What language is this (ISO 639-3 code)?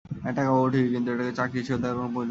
ben